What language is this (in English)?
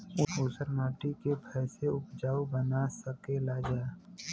Bhojpuri